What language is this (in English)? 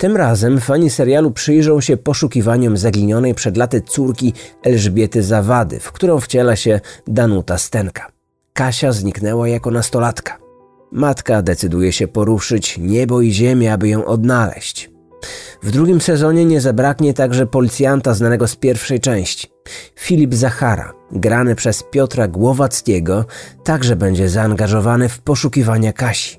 Polish